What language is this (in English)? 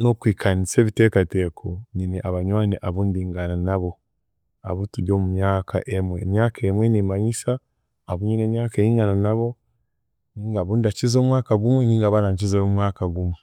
Chiga